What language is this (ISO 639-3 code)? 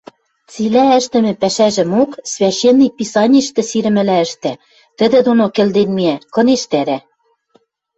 mrj